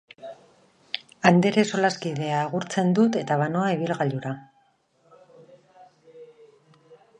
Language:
Basque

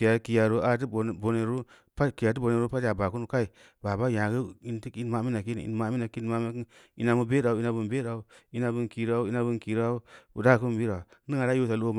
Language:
Samba Leko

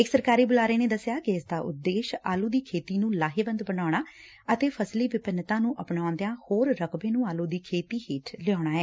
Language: Punjabi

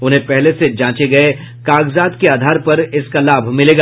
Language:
Hindi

